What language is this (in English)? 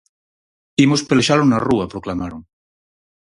Galician